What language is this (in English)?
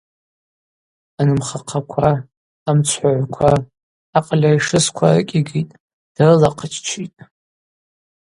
Abaza